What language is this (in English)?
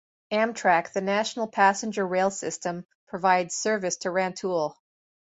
English